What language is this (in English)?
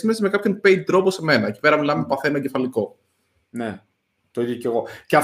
Greek